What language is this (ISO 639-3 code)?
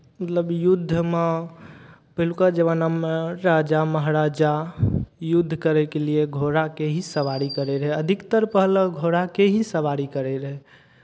mai